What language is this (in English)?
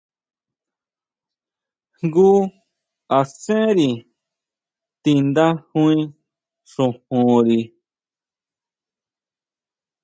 Huautla Mazatec